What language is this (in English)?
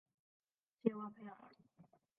Chinese